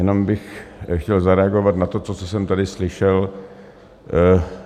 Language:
Czech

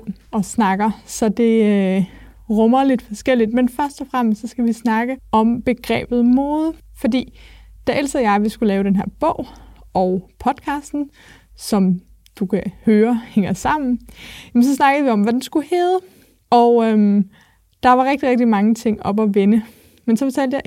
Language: Danish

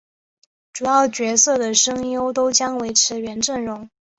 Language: Chinese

